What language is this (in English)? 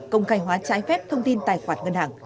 Vietnamese